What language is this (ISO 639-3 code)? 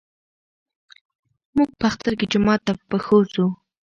pus